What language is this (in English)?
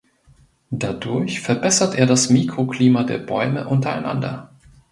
German